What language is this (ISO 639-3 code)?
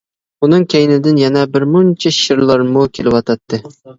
uig